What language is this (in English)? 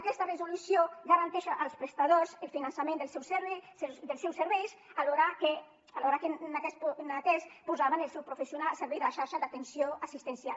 Catalan